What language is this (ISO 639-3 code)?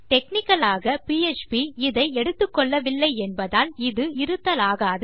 tam